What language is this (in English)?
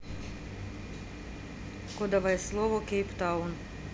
Russian